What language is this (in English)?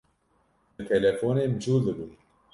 Kurdish